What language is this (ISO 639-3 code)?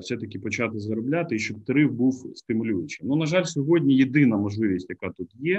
ukr